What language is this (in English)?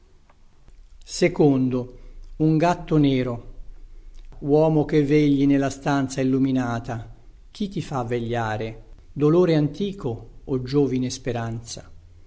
Italian